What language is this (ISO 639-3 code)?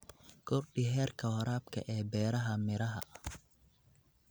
som